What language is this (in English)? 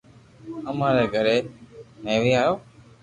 Loarki